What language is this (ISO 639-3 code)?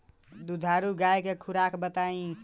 bho